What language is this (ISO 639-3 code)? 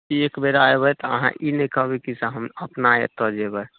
mai